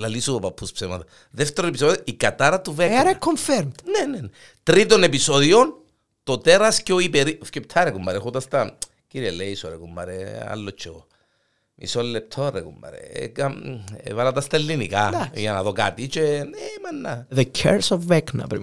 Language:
Greek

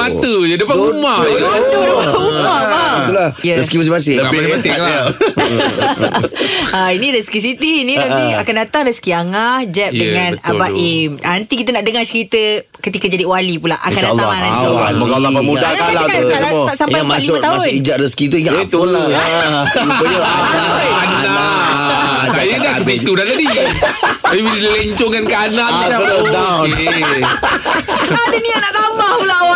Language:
Malay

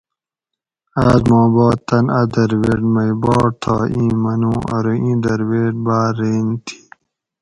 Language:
Gawri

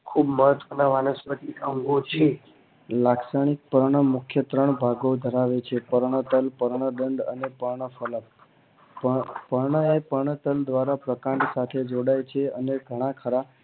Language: Gujarati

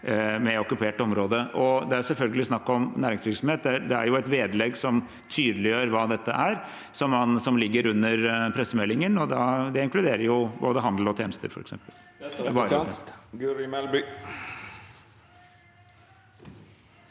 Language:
Norwegian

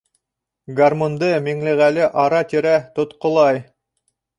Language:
Bashkir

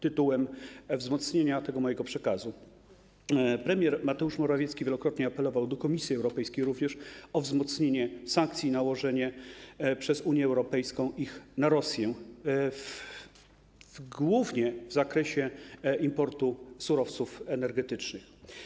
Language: Polish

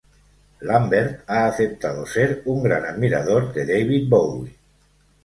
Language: Spanish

